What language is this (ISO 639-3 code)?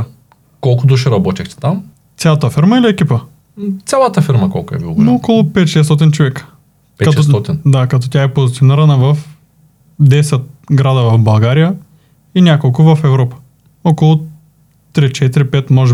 bul